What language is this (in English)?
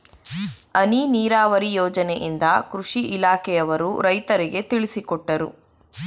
Kannada